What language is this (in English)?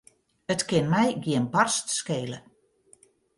Western Frisian